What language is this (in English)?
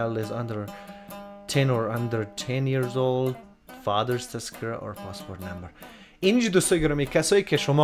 Persian